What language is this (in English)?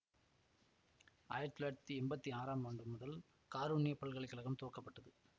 Tamil